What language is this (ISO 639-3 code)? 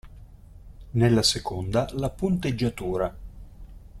ita